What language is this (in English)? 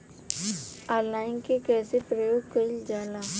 Bhojpuri